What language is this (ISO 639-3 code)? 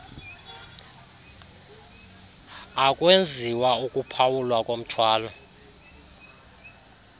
xho